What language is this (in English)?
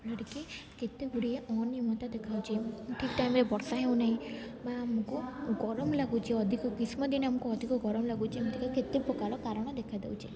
Odia